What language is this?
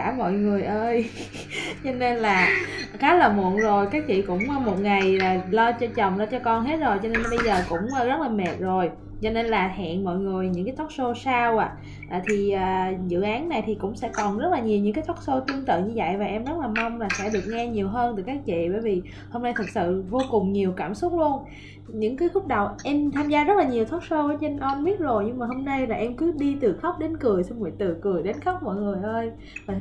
Vietnamese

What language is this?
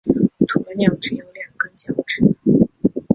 Chinese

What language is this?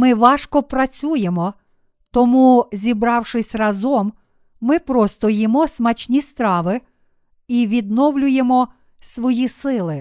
Ukrainian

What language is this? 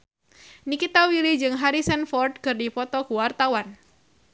Sundanese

